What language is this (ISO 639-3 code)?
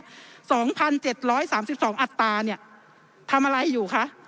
tha